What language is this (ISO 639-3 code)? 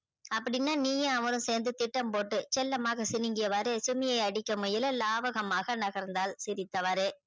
tam